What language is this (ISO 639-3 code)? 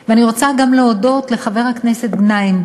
heb